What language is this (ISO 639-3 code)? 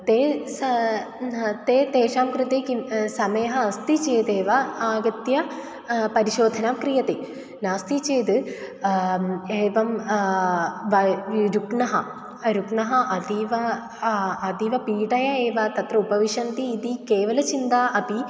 san